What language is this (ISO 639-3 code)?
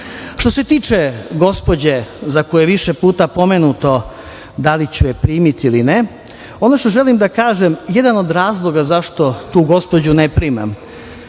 srp